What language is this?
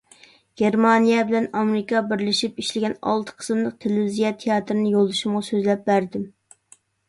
Uyghur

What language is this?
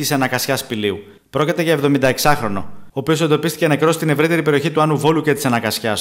Greek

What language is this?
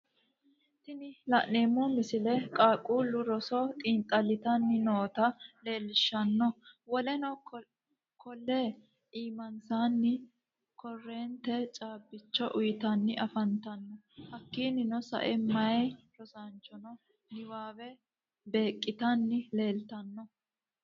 Sidamo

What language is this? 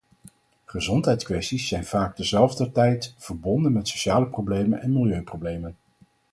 Dutch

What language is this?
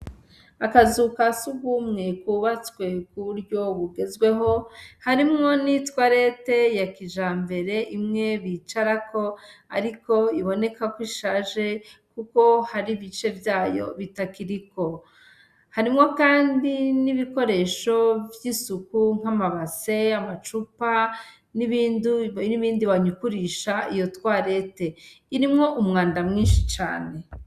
Rundi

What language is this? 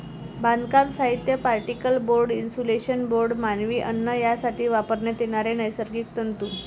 Marathi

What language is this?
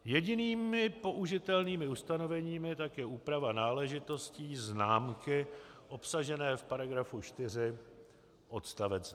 Czech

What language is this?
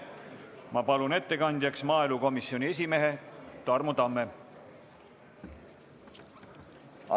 Estonian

